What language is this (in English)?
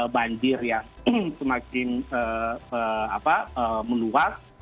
Indonesian